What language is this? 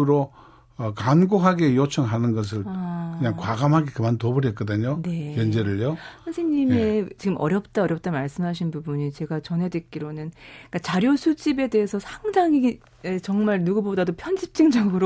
Korean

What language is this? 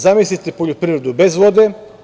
Serbian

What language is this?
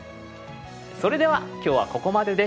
Japanese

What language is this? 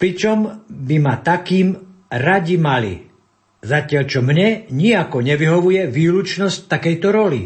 Slovak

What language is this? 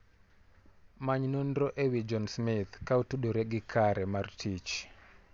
Luo (Kenya and Tanzania)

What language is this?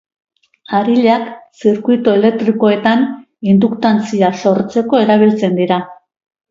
Basque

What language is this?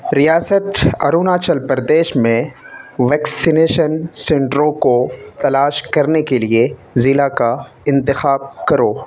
Urdu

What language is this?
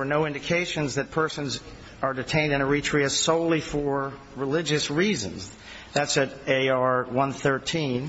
English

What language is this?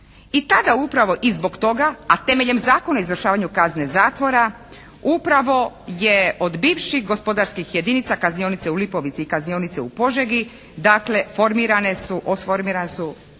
Croatian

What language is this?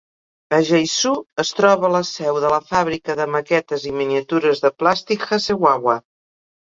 Catalan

